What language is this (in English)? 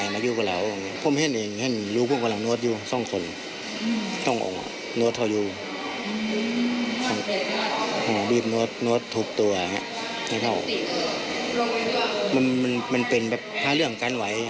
Thai